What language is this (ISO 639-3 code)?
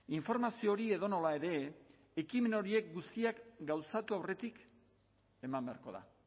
eus